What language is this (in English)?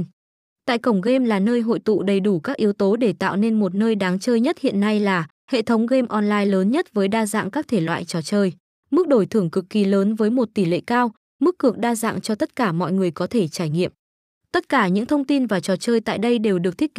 Vietnamese